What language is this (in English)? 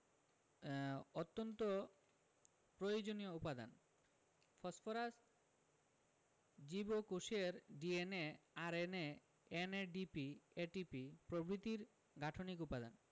Bangla